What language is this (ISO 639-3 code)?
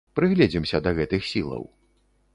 bel